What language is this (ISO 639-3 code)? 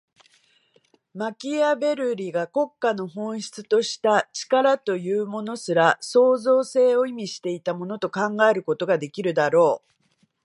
jpn